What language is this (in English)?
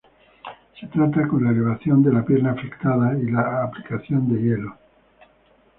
Spanish